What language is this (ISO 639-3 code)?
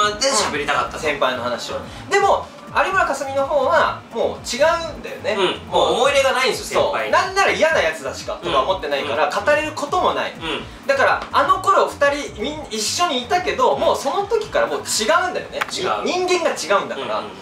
jpn